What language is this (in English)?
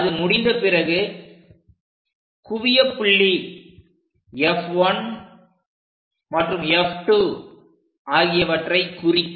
Tamil